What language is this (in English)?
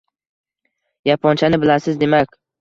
Uzbek